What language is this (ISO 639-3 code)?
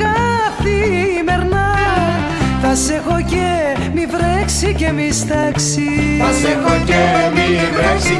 ell